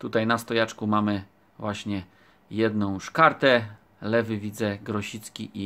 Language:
Polish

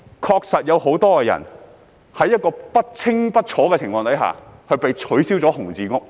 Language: Cantonese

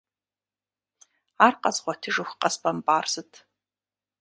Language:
Kabardian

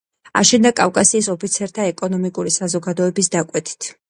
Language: Georgian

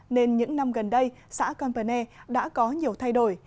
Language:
Vietnamese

